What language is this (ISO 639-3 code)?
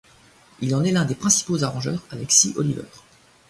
fra